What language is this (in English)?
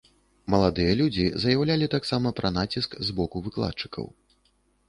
Belarusian